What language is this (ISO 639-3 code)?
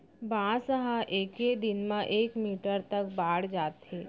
hne